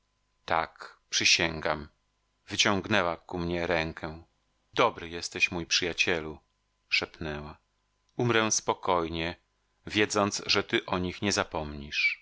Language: Polish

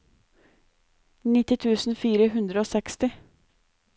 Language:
Norwegian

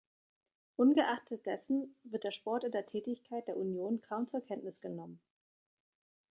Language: German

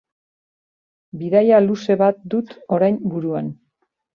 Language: Basque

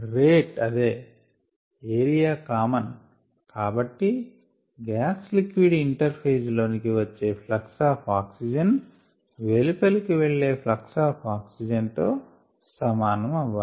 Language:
Telugu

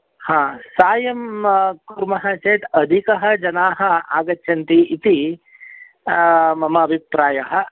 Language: Sanskrit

